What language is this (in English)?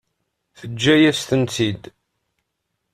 Kabyle